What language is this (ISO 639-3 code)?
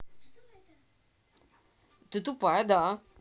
rus